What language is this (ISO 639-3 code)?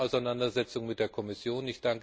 deu